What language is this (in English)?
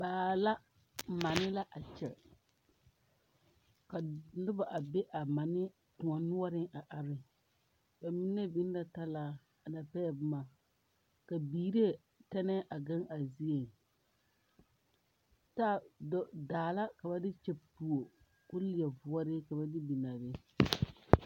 Southern Dagaare